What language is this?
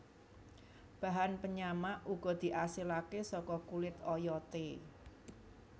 Javanese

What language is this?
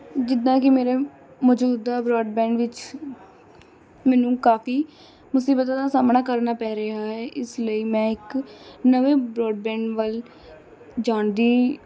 Punjabi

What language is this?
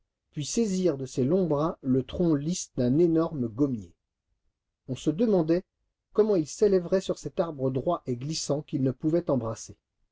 French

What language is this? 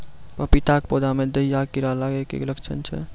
Maithili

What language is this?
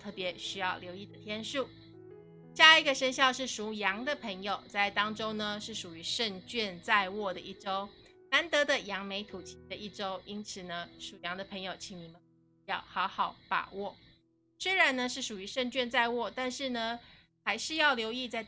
Chinese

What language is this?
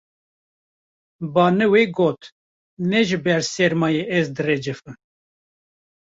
Kurdish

